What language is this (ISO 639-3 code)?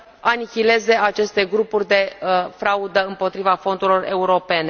ron